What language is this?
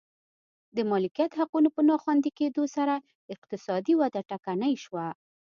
Pashto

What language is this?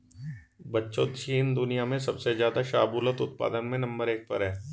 Hindi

